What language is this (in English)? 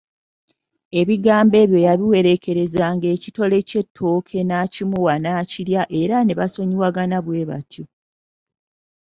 Ganda